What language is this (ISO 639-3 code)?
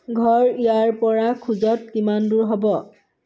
asm